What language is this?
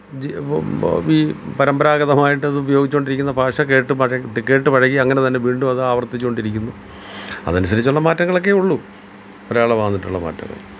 Malayalam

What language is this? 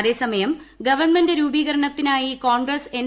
Malayalam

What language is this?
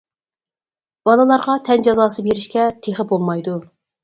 Uyghur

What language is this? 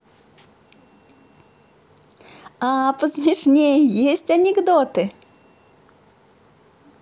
Russian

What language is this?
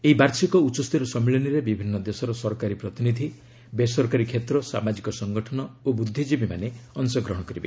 Odia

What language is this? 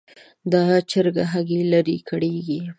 Pashto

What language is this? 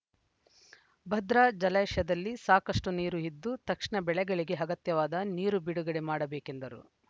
Kannada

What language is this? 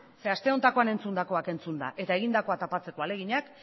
Basque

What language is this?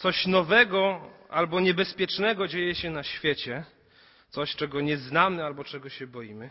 Polish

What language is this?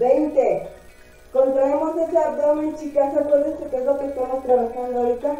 Spanish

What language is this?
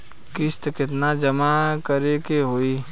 Bhojpuri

